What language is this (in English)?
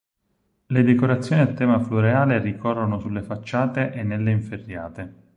Italian